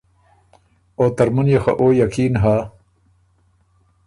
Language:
Ormuri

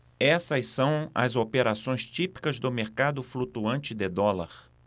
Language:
Portuguese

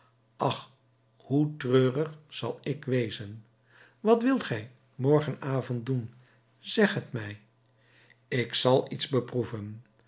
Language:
Dutch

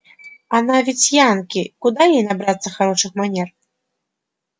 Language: Russian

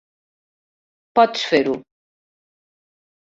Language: Catalan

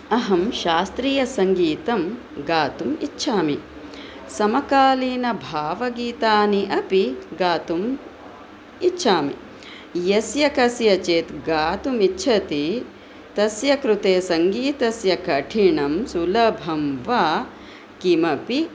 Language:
Sanskrit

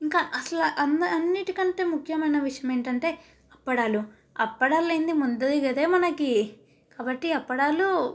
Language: Telugu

